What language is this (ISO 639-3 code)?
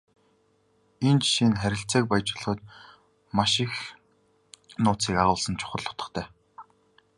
mon